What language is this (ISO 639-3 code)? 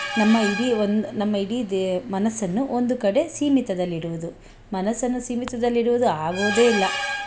kan